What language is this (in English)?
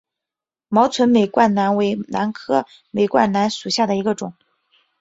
Chinese